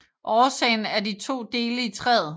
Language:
Danish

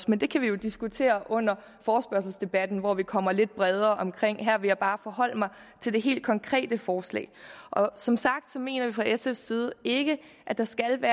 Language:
Danish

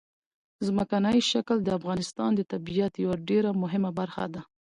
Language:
Pashto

